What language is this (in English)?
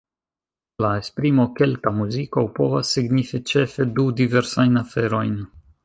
Esperanto